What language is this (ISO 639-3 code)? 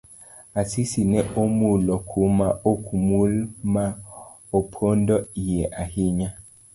luo